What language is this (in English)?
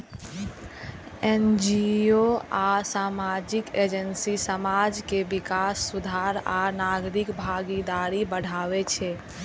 Maithili